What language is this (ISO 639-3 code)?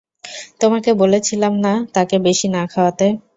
ben